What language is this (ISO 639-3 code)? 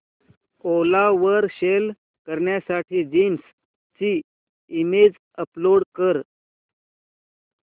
mar